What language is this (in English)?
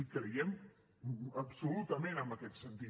Catalan